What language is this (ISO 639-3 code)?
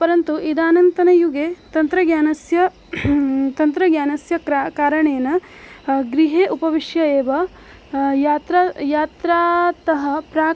san